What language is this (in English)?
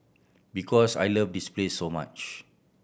English